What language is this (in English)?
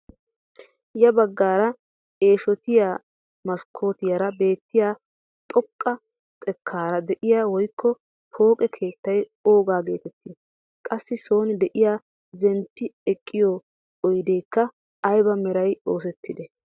Wolaytta